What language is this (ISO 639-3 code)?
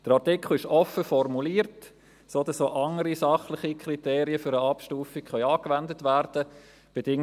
gsw